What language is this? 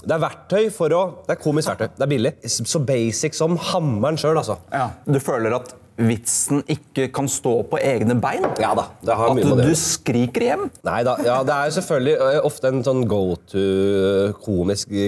Norwegian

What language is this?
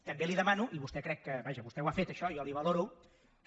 Catalan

